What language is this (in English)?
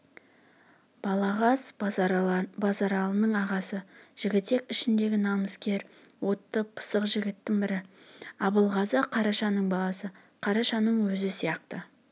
Kazakh